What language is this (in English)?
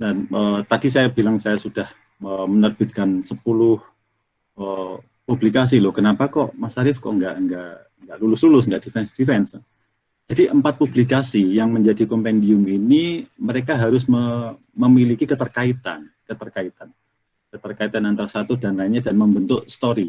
Indonesian